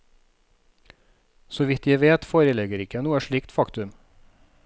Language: Norwegian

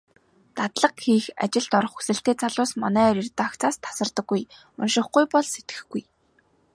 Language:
Mongolian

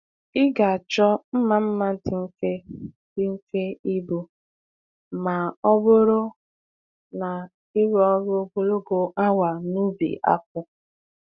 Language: Igbo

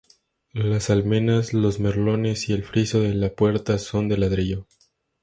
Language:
Spanish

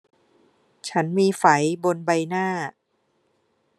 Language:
Thai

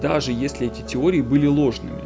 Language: Russian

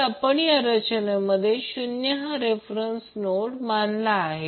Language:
Marathi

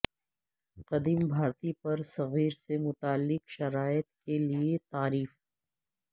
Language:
Urdu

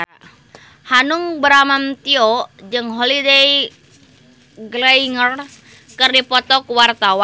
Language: Sundanese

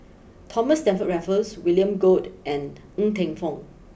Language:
English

